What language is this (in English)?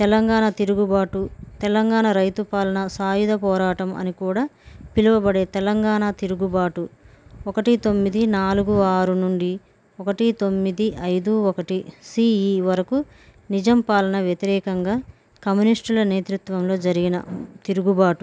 Telugu